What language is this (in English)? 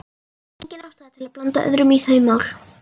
Icelandic